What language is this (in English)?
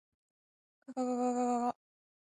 Japanese